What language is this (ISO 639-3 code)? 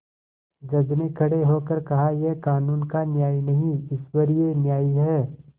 hin